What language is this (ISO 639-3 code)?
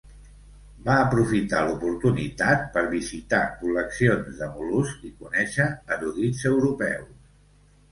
cat